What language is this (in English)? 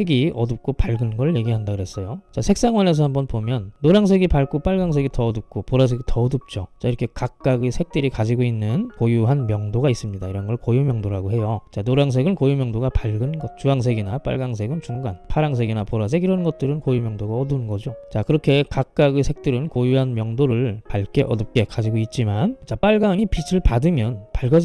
Korean